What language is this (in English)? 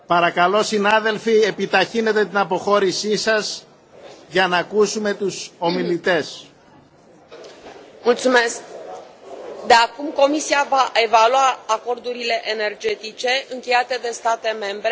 Romanian